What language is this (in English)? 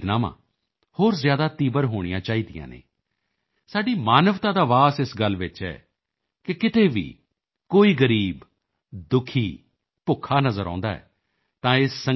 Punjabi